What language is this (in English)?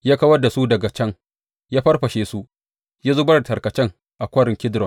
Hausa